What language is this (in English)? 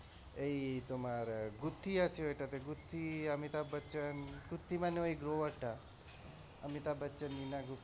Bangla